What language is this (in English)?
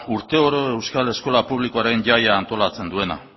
Basque